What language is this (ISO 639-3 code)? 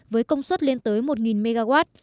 vie